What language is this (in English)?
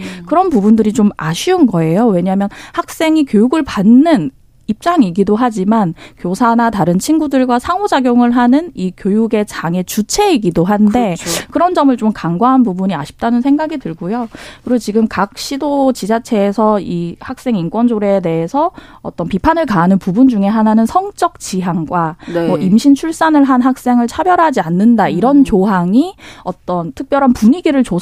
Korean